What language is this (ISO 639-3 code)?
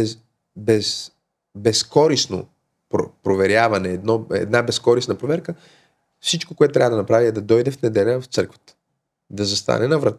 bul